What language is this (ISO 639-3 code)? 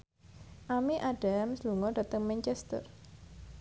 jav